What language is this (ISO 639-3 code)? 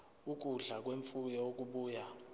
zul